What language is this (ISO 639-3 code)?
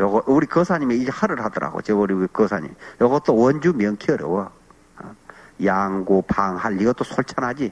kor